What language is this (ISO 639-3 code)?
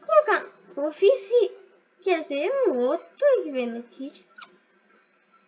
por